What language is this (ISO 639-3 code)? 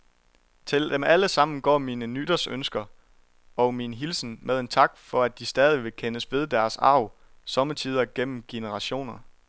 dan